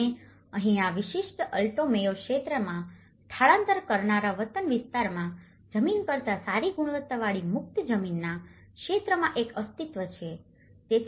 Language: Gujarati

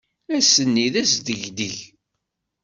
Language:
Kabyle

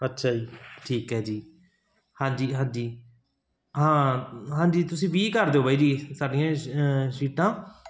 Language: Punjabi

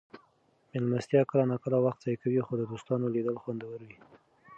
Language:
Pashto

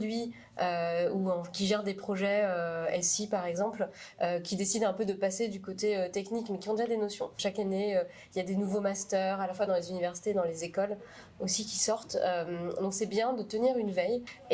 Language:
French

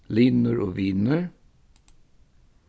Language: Faroese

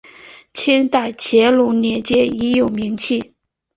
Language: Chinese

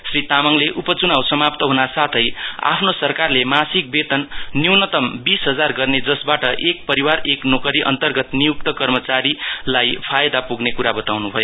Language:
Nepali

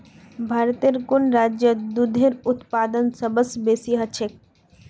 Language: Magahi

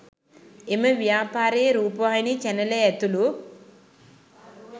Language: Sinhala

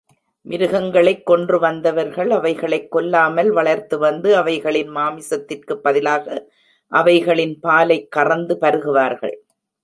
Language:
Tamil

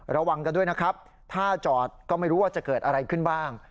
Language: Thai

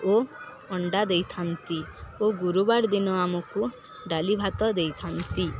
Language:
Odia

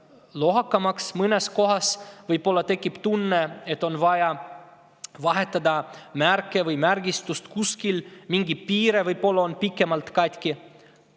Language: Estonian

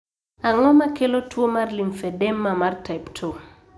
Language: Luo (Kenya and Tanzania)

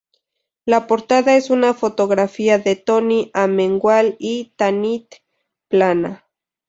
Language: Spanish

